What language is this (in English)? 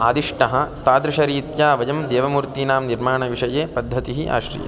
Sanskrit